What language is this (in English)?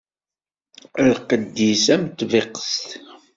Kabyle